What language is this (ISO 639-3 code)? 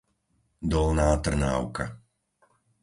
slk